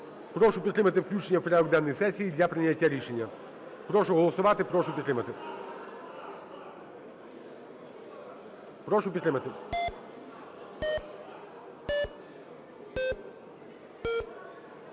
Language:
Ukrainian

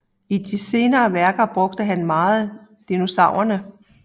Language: Danish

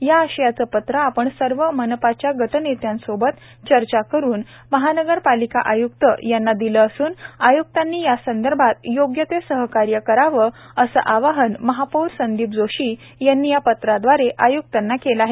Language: Marathi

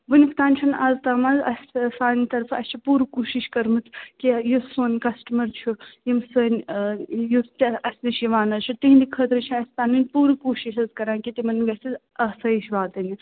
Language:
Kashmiri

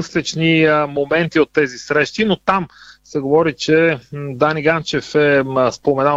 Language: Bulgarian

